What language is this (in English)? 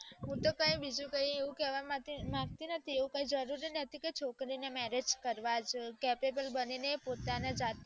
Gujarati